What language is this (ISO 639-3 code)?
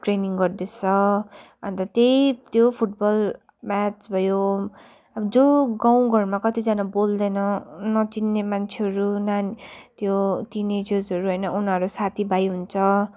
nep